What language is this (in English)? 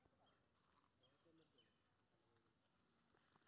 Maithili